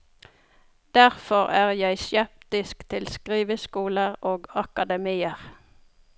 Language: Norwegian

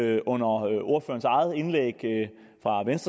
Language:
Danish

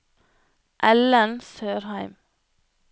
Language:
Norwegian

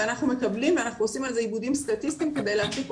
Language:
Hebrew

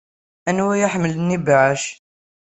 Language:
Kabyle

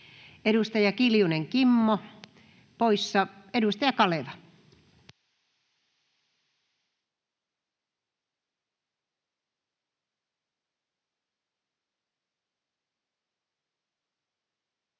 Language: Finnish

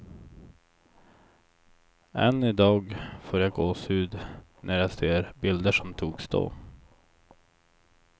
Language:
Swedish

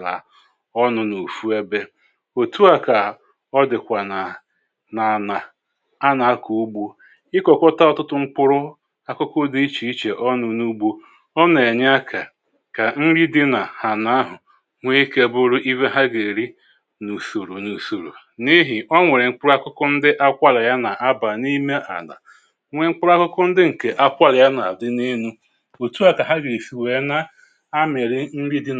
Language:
Igbo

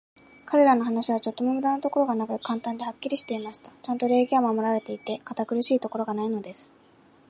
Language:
Japanese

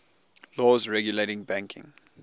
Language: English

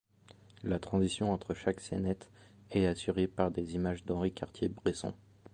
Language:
French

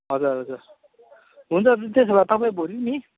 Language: Nepali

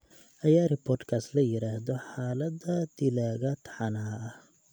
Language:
Somali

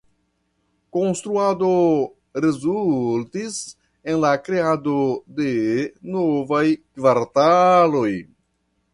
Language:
Esperanto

